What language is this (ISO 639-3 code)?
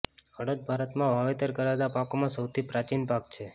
guj